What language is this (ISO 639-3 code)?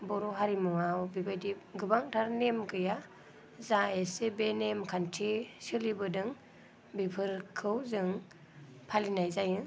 brx